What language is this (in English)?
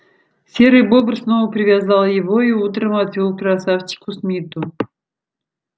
Russian